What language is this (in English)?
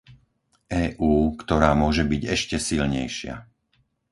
Slovak